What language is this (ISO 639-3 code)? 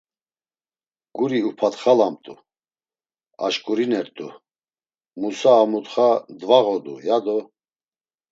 lzz